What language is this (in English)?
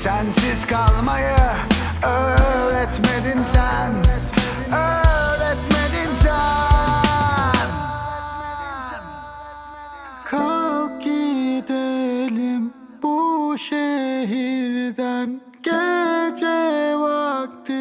Turkish